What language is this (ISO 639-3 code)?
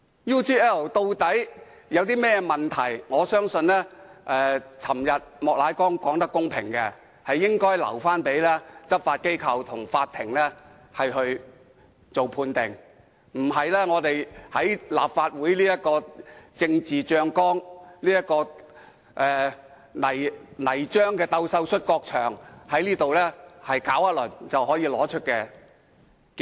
yue